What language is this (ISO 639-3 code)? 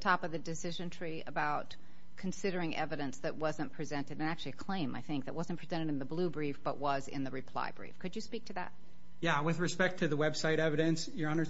eng